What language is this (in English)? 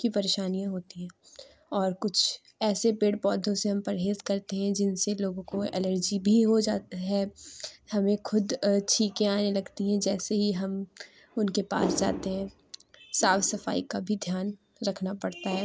Urdu